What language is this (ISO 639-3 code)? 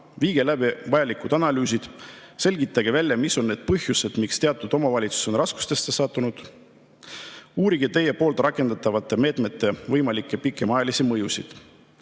est